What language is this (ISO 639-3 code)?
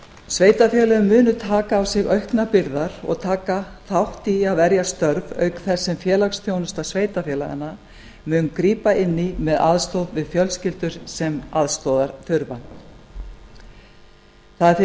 isl